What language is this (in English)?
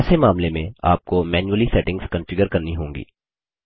Hindi